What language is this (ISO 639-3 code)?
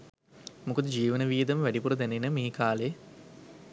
sin